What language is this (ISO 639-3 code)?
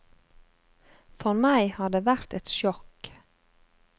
nor